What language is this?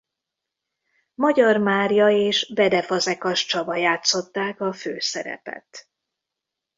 Hungarian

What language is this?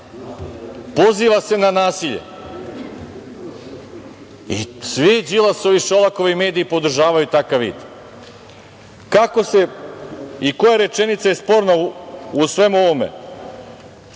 Serbian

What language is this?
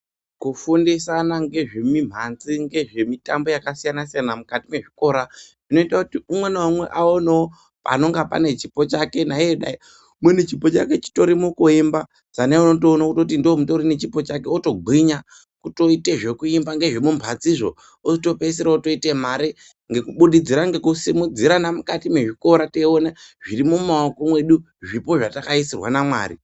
Ndau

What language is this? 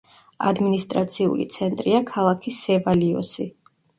Georgian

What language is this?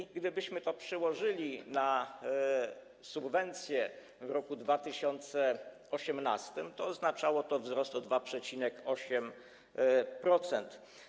Polish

